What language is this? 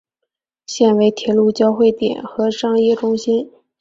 Chinese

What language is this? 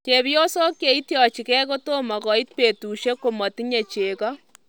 Kalenjin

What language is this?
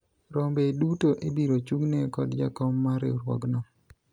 Luo (Kenya and Tanzania)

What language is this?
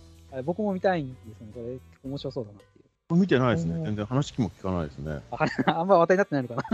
Japanese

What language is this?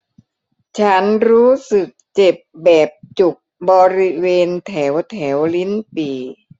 Thai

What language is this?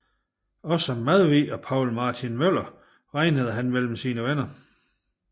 Danish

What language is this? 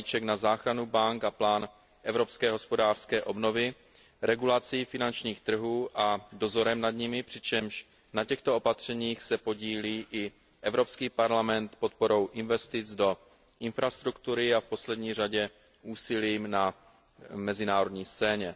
Czech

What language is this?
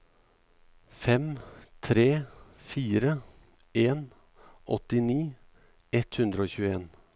Norwegian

